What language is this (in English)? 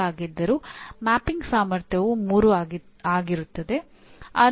Kannada